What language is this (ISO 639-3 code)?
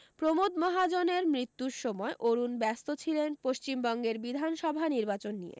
ben